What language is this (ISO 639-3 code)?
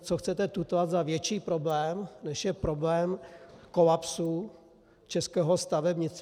ces